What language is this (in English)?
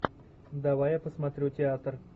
Russian